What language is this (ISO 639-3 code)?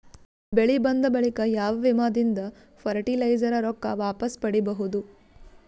kan